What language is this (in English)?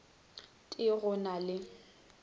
Northern Sotho